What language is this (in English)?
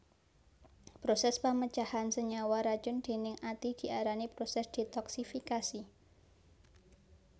Javanese